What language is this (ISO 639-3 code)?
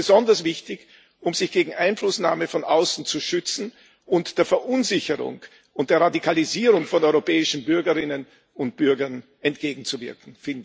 deu